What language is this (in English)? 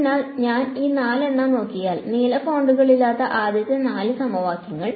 Malayalam